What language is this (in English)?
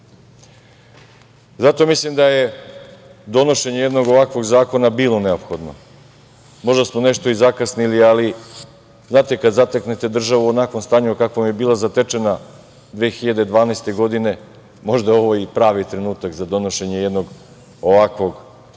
Serbian